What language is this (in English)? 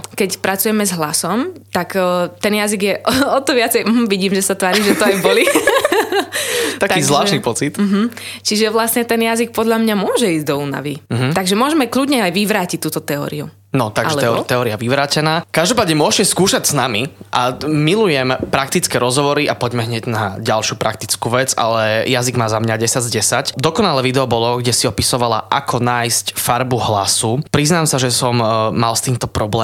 Slovak